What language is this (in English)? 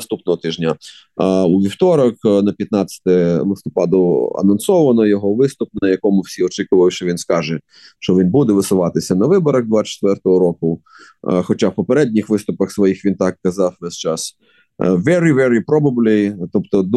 Ukrainian